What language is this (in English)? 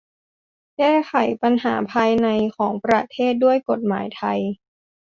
Thai